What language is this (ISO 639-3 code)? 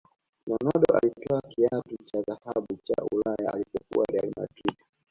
swa